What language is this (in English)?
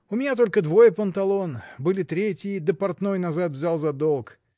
Russian